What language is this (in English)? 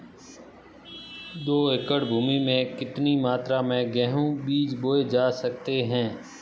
Hindi